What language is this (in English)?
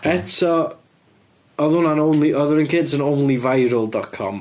Welsh